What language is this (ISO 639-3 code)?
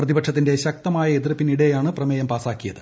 mal